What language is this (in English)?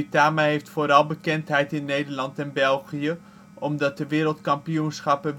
Dutch